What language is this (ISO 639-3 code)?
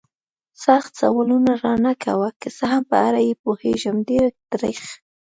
pus